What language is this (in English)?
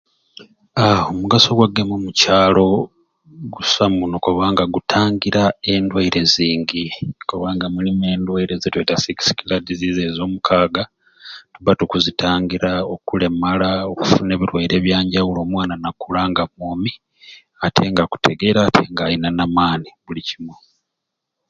Ruuli